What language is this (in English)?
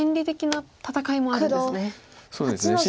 Japanese